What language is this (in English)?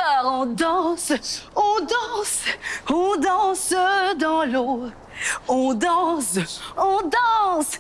French